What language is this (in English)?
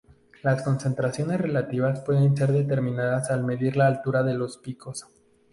Spanish